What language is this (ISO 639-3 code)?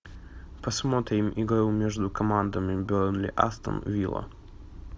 rus